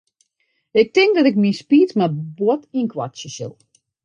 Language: Western Frisian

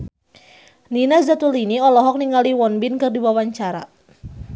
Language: Sundanese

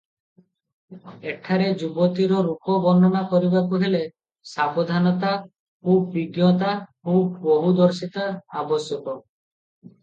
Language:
Odia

